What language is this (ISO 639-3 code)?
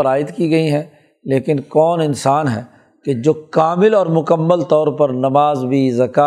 urd